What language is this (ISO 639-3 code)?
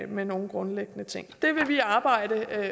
dan